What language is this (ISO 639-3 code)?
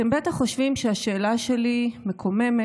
heb